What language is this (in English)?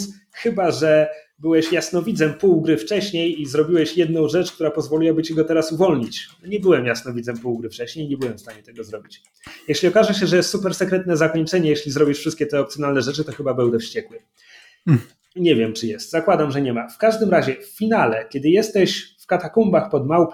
Polish